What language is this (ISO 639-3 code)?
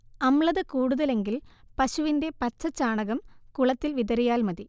mal